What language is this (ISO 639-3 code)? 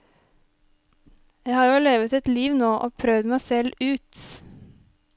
nor